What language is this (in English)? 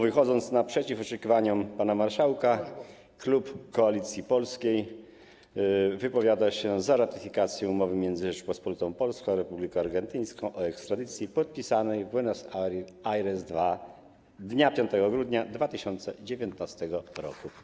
Polish